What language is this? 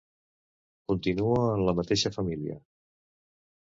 Catalan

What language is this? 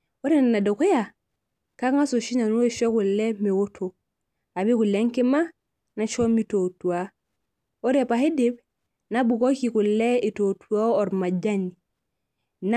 Masai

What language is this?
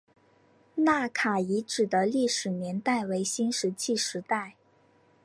Chinese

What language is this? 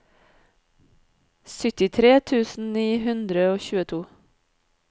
Norwegian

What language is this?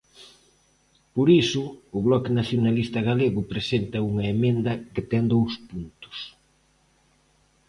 Galician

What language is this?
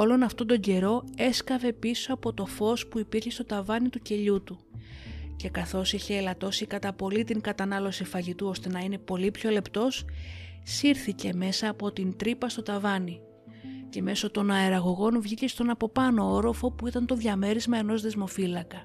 Greek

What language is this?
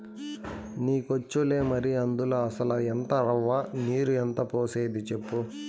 Telugu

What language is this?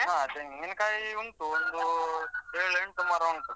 Kannada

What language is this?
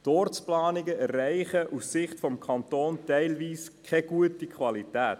Swiss German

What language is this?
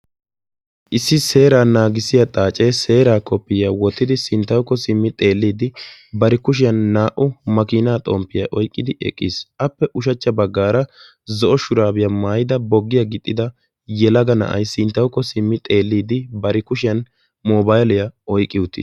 Wolaytta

